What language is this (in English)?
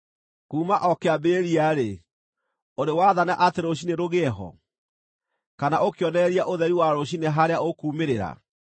Kikuyu